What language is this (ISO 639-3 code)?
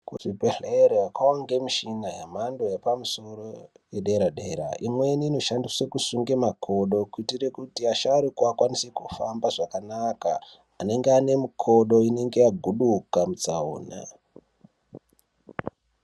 ndc